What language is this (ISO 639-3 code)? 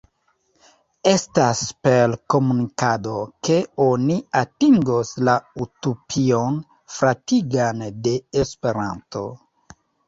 epo